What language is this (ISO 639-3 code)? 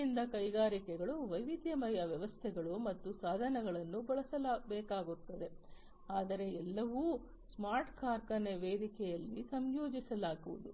kan